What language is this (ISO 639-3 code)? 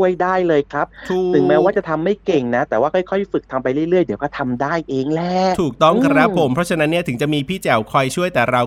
tha